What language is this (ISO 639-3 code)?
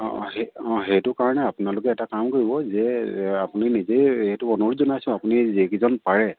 asm